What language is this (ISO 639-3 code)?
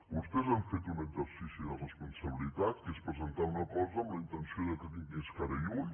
cat